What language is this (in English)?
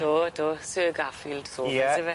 Welsh